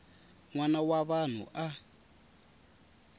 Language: Tsonga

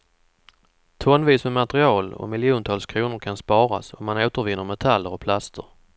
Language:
Swedish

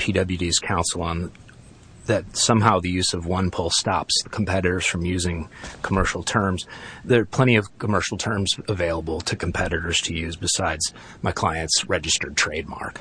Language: English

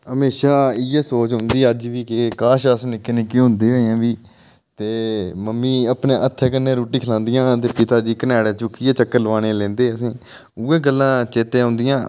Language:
Dogri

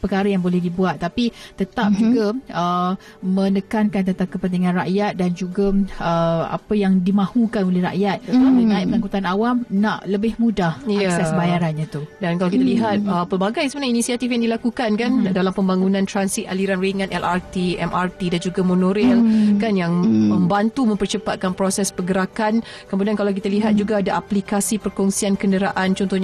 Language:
Malay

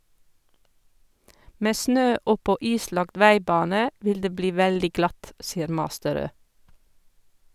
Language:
Norwegian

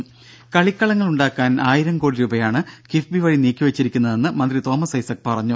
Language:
Malayalam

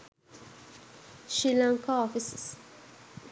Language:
Sinhala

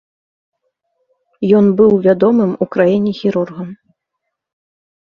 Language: Belarusian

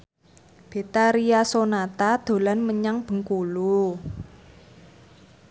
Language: Javanese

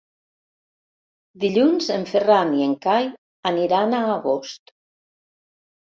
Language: Catalan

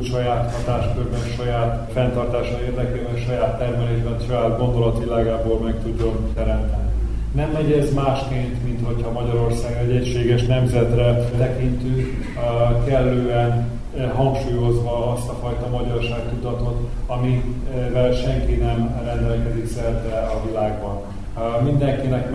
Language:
Hungarian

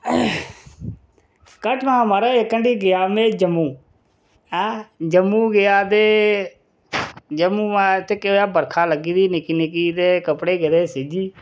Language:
Dogri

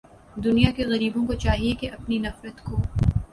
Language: Urdu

